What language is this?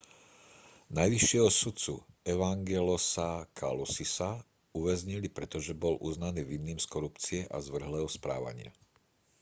Slovak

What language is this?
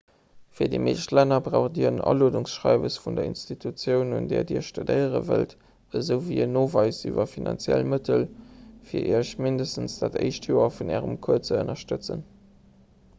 Luxembourgish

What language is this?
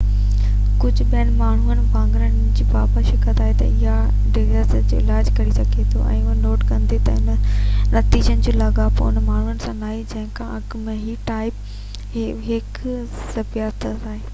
Sindhi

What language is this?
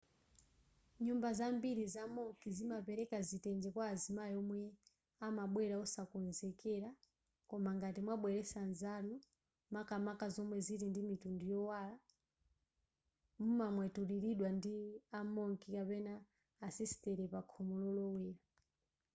Nyanja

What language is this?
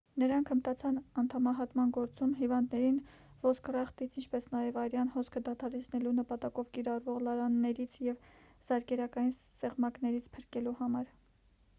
Armenian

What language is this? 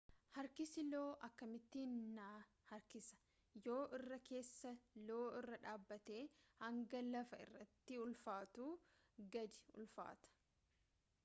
Oromo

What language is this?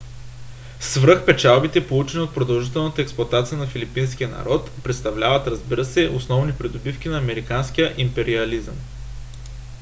Bulgarian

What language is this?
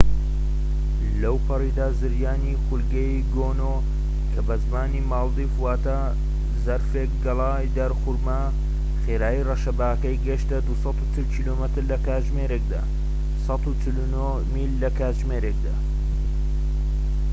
Central Kurdish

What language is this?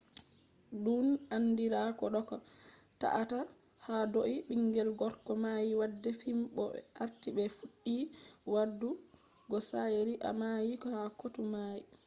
Fula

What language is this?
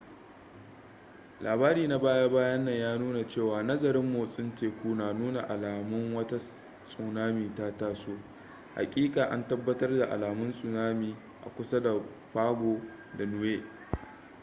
Hausa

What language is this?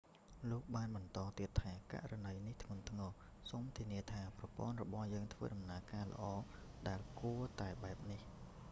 Khmer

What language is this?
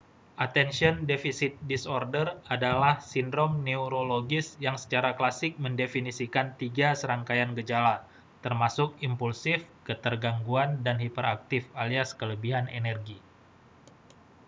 Indonesian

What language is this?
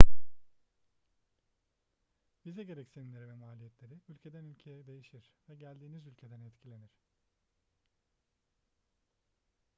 Turkish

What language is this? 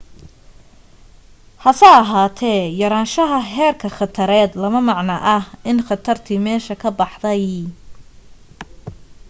Somali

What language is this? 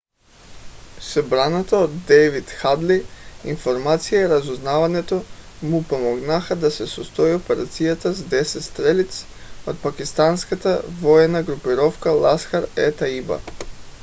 Bulgarian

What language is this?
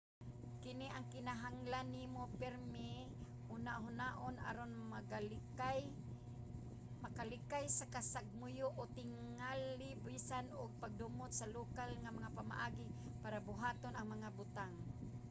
Cebuano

